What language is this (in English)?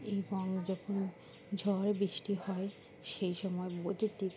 Bangla